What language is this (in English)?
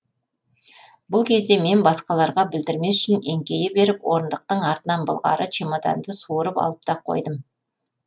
Kazakh